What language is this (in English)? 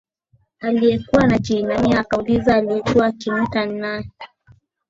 Swahili